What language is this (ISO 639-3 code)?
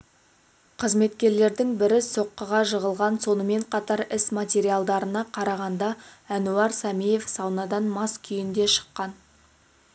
kaz